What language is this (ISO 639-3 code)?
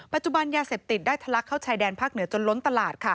tha